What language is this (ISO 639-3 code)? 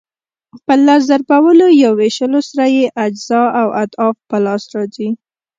pus